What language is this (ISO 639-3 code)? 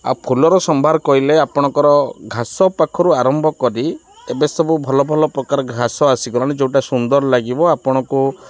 ori